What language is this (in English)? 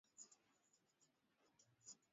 Swahili